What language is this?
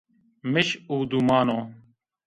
Zaza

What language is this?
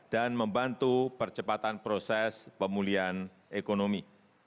Indonesian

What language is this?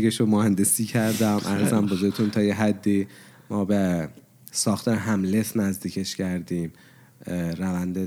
Persian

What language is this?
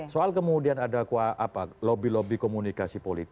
Indonesian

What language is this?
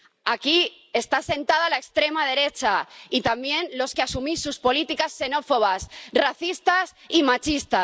Spanish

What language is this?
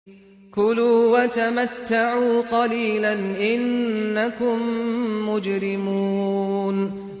Arabic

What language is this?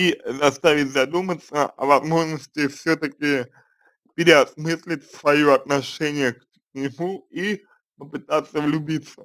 Russian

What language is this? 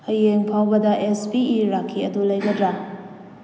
Manipuri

